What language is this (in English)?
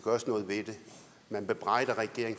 Danish